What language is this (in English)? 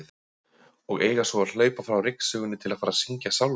Icelandic